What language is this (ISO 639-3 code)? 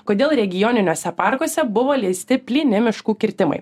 lit